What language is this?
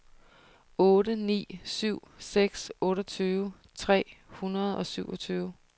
Danish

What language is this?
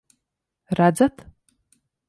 Latvian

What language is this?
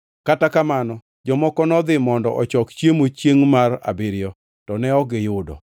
Luo (Kenya and Tanzania)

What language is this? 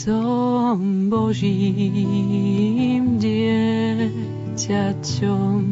Slovak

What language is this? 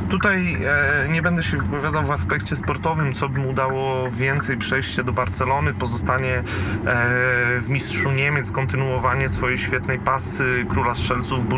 Polish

